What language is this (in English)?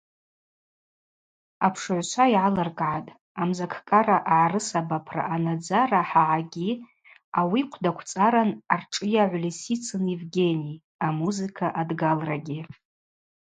Abaza